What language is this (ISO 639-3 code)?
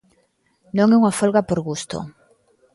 glg